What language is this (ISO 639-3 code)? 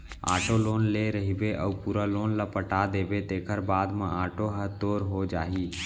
hne